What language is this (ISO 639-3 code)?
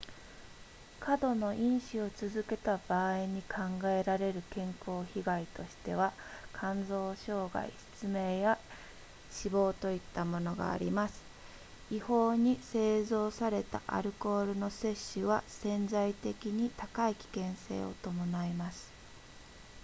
jpn